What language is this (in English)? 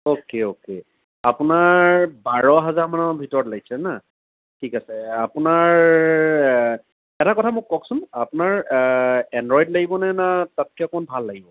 Assamese